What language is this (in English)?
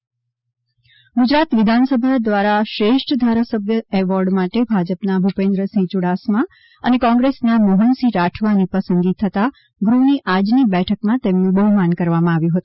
Gujarati